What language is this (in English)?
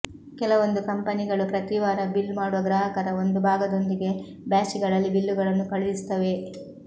Kannada